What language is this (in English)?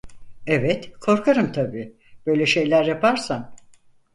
Turkish